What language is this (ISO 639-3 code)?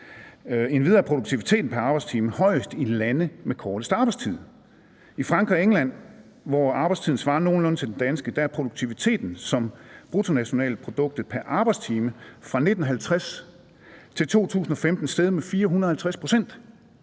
dan